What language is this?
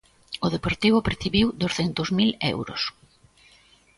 Galician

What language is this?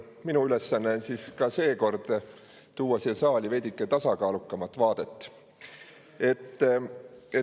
Estonian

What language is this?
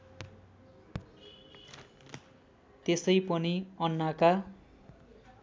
Nepali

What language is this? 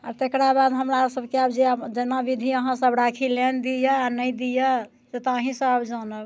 Maithili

